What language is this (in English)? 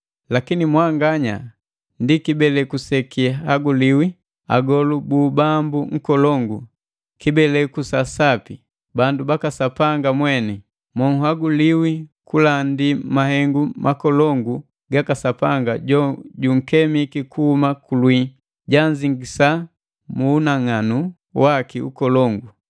Matengo